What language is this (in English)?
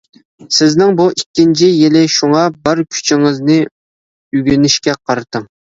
Uyghur